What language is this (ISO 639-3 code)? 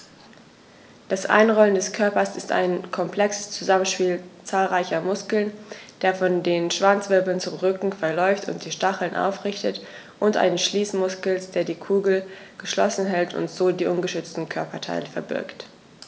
deu